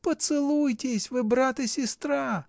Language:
Russian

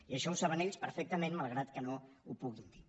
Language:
Catalan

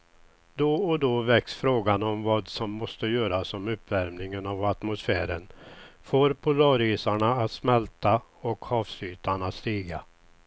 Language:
Swedish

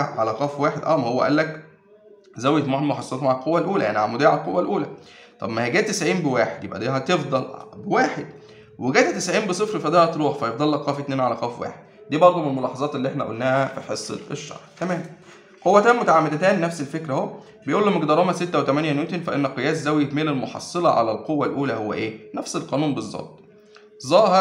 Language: Arabic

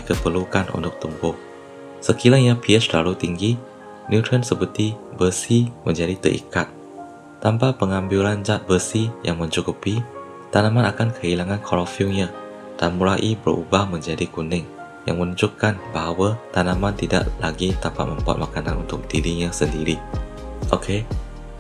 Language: Malay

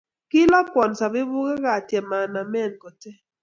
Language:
Kalenjin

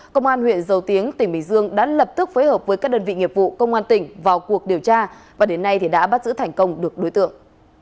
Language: Vietnamese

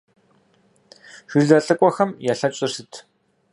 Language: Kabardian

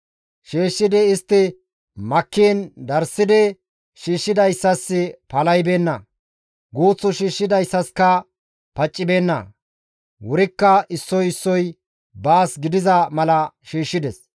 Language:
Gamo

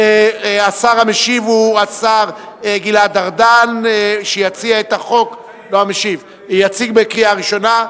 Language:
Hebrew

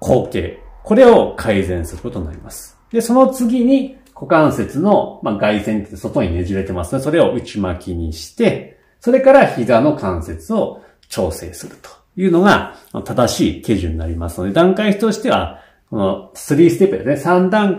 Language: Japanese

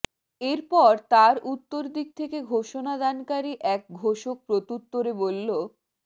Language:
Bangla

